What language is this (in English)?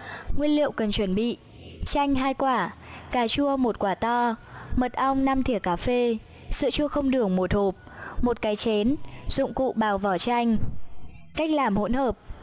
Vietnamese